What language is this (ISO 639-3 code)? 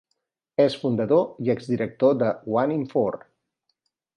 cat